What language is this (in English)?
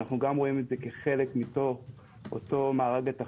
Hebrew